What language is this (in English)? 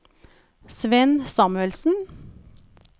Norwegian